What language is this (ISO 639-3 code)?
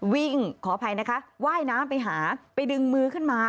tha